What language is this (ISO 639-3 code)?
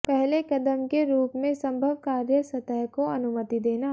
hin